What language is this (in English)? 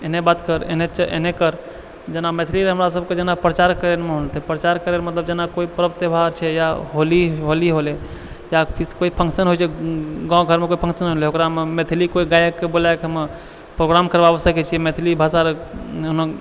Maithili